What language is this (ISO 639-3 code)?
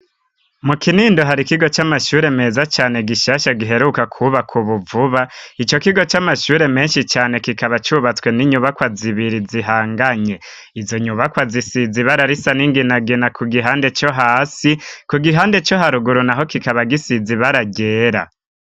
run